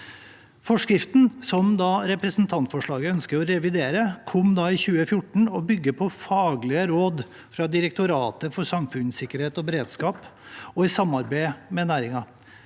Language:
Norwegian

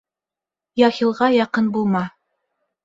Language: Bashkir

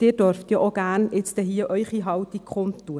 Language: Swiss German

